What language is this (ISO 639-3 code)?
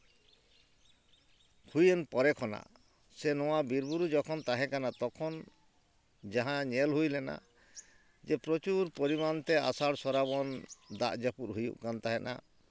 sat